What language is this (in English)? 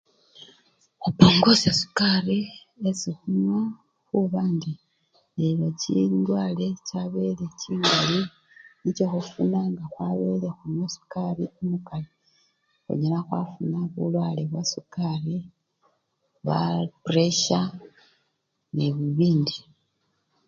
Luyia